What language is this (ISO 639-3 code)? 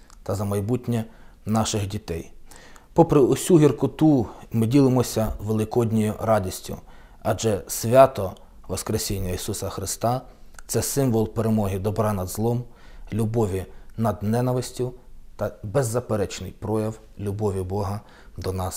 ukr